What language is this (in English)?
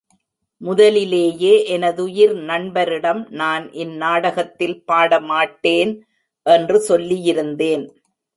Tamil